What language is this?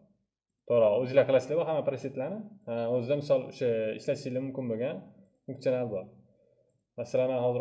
Turkish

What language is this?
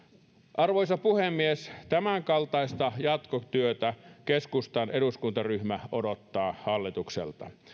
Finnish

